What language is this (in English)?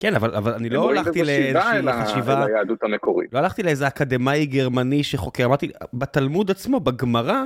Hebrew